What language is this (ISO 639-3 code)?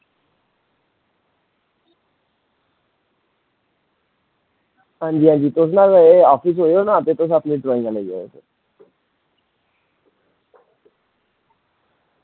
doi